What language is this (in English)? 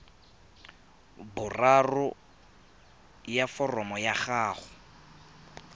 Tswana